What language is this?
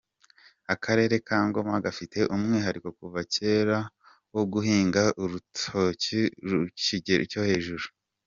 Kinyarwanda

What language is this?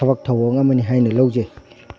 Manipuri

